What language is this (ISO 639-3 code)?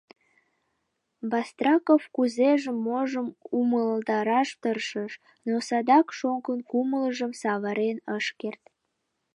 chm